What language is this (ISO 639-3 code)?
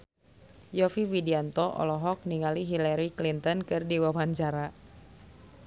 sun